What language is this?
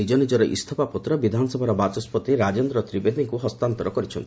Odia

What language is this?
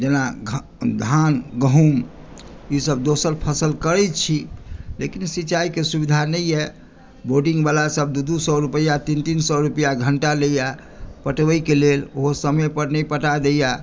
Maithili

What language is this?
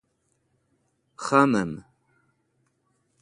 Wakhi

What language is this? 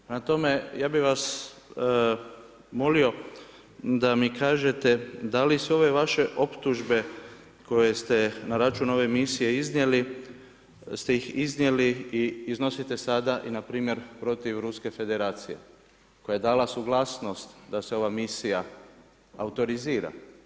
Croatian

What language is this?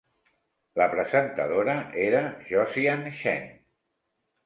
Catalan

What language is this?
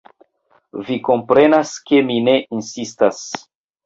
Esperanto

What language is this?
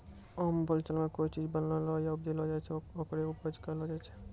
Maithili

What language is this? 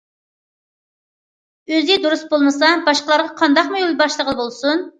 Uyghur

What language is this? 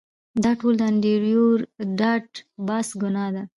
Pashto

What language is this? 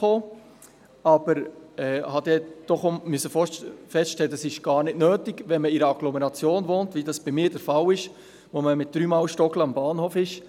Swiss German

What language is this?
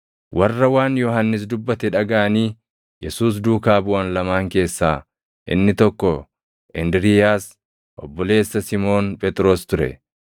Oromo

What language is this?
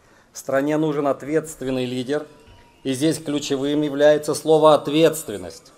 Russian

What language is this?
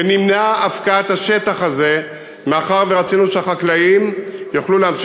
Hebrew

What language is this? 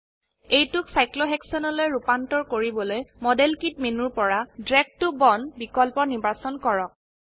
Assamese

